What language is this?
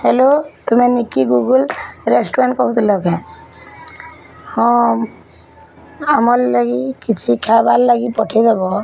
Odia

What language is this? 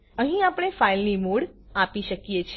Gujarati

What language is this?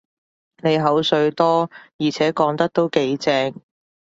Cantonese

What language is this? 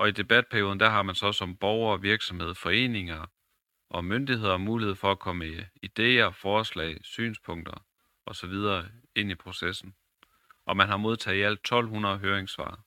Danish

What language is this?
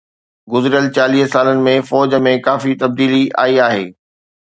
Sindhi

